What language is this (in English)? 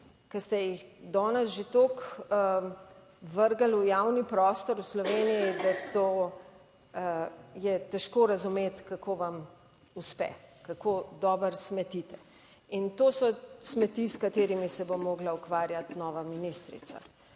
Slovenian